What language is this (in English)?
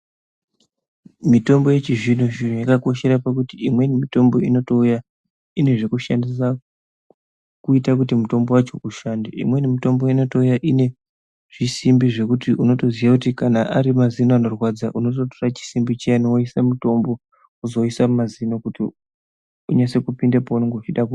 Ndau